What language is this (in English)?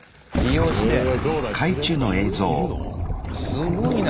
Japanese